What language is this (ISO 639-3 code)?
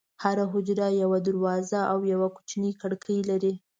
pus